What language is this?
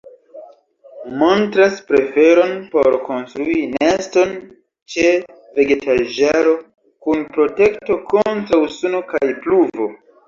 Esperanto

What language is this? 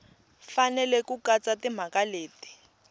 Tsonga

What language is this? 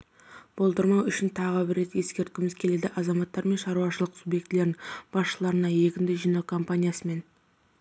Kazakh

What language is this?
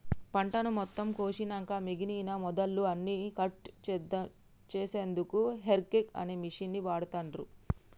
Telugu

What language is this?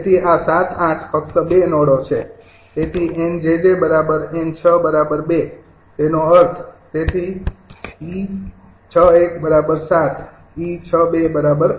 Gujarati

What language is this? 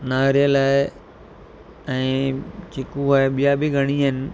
Sindhi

